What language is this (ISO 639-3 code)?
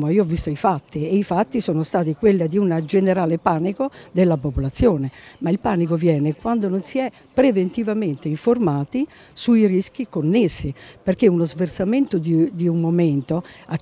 ita